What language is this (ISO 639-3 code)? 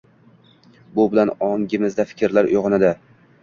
uzb